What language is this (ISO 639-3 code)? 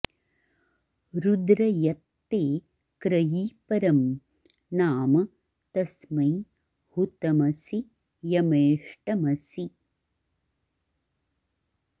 san